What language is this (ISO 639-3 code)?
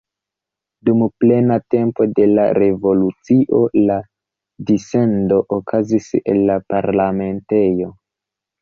epo